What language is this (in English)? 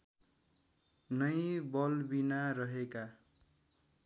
Nepali